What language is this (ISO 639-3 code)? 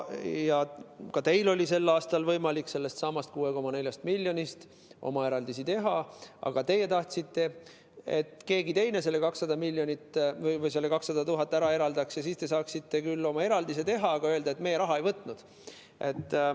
est